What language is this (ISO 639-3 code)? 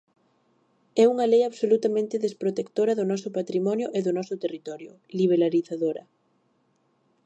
glg